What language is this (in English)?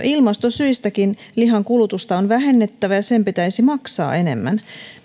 Finnish